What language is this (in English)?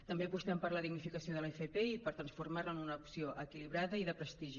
Catalan